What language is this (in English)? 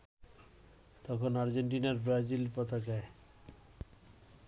Bangla